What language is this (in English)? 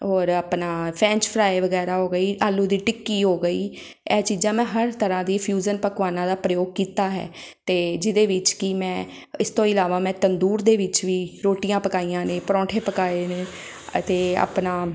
Punjabi